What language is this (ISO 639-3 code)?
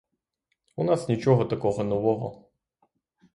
ukr